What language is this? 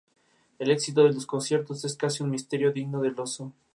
Spanish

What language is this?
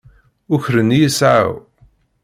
Kabyle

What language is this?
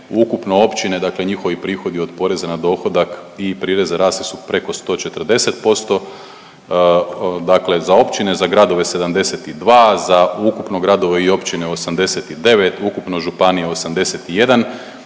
Croatian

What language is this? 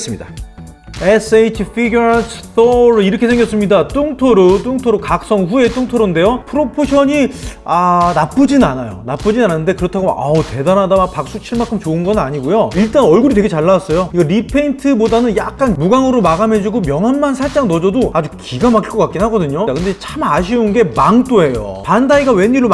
Korean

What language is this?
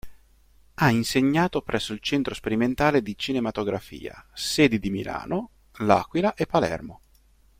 Italian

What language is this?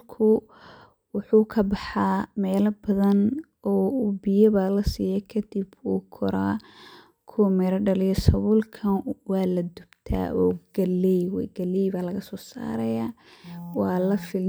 Somali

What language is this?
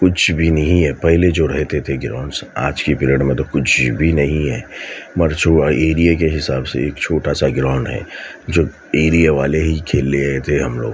Urdu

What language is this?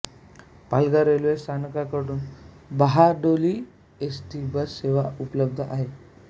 Marathi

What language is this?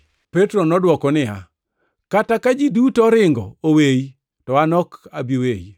Luo (Kenya and Tanzania)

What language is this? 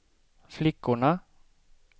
Swedish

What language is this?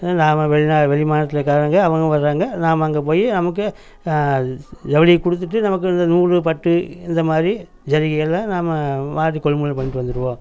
Tamil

